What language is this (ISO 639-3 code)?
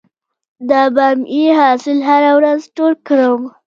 pus